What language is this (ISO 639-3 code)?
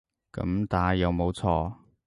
yue